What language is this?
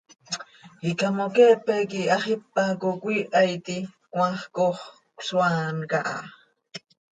Seri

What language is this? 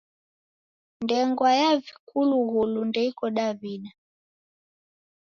Taita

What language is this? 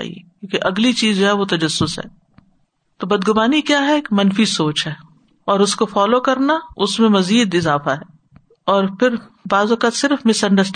Urdu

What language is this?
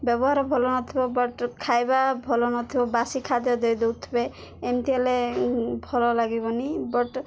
Odia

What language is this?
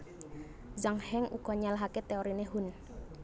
Javanese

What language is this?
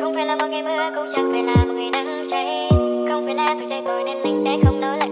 Vietnamese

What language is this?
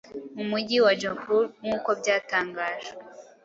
Kinyarwanda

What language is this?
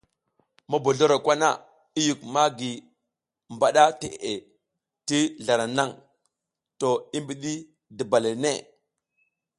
South Giziga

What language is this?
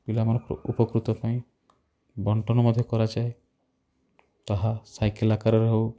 Odia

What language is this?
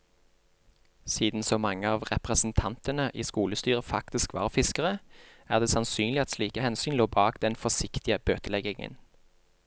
Norwegian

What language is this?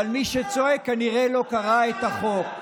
Hebrew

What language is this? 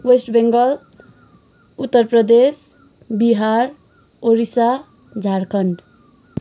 Nepali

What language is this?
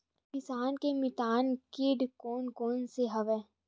Chhattisgarhi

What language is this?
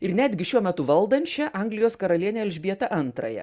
Lithuanian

